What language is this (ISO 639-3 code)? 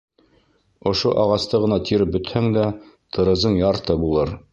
bak